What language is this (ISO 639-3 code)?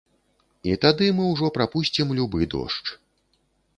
bel